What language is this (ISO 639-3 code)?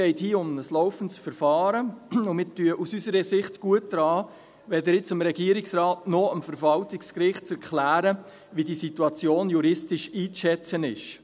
gsw